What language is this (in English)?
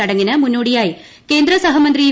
Malayalam